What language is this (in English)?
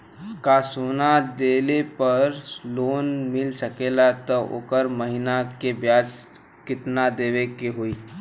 Bhojpuri